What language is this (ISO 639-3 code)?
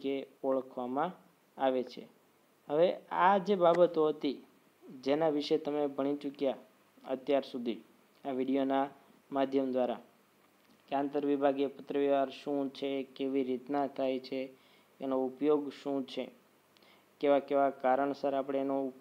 hin